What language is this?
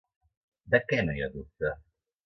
Catalan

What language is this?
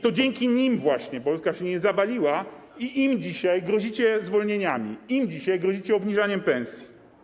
Polish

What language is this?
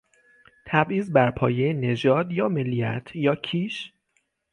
Persian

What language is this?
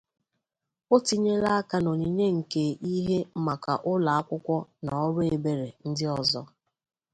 Igbo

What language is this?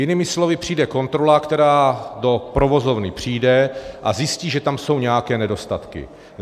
Czech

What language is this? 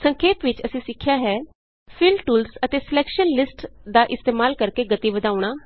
Punjabi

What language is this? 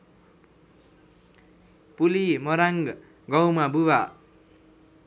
Nepali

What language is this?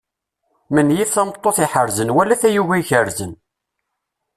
Kabyle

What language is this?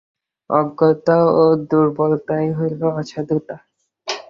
Bangla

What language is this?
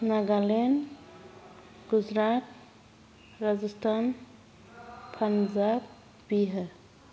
Bodo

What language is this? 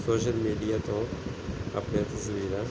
Punjabi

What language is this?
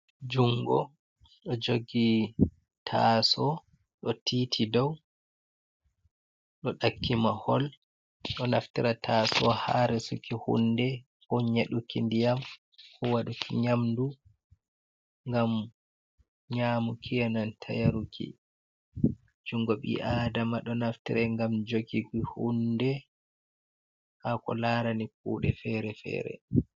Fula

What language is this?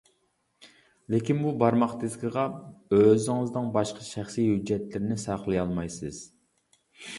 Uyghur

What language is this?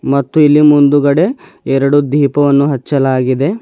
Kannada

